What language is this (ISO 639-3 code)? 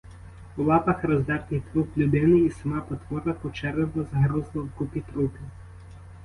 ukr